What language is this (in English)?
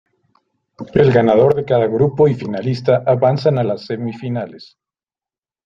Spanish